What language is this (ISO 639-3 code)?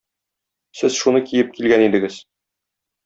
tat